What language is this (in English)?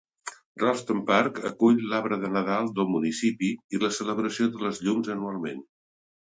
Catalan